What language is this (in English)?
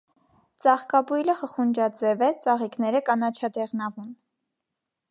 Armenian